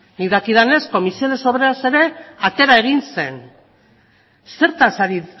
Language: Basque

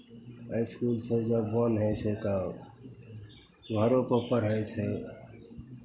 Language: Maithili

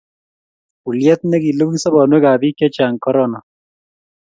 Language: Kalenjin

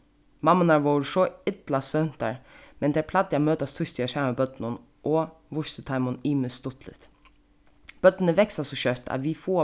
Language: Faroese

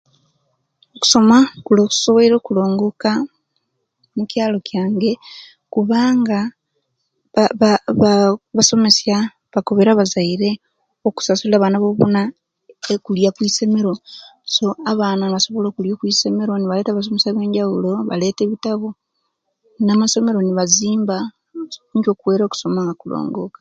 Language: Kenyi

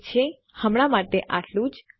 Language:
Gujarati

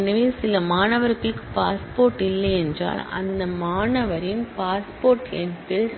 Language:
Tamil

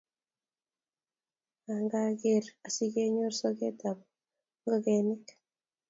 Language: Kalenjin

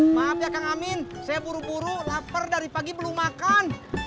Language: Indonesian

